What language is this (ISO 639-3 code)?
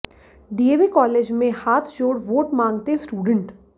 hin